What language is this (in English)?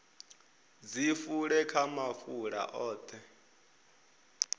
Venda